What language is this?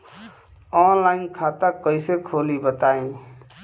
Bhojpuri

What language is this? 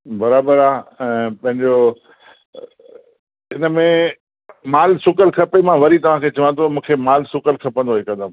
Sindhi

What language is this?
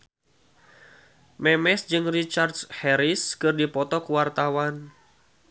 Sundanese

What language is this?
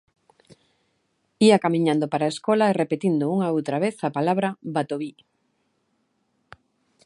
Galician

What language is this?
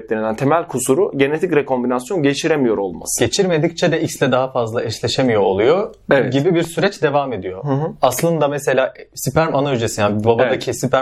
Turkish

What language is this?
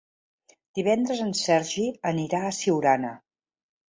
Catalan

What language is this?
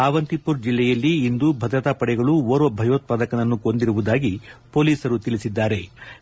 Kannada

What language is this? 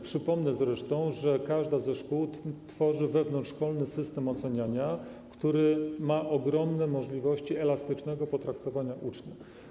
Polish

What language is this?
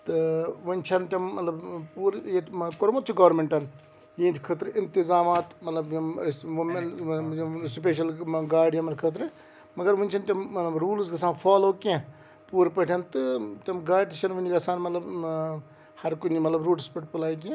Kashmiri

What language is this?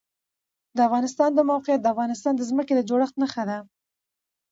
Pashto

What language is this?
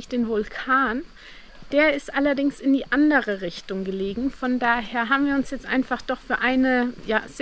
German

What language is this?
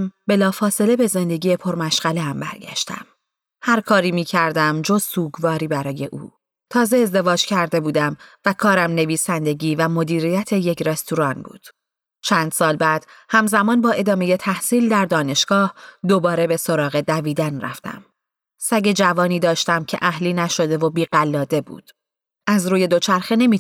Persian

